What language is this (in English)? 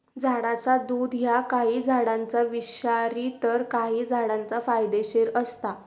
Marathi